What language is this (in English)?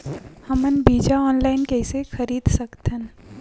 Chhattisgarhi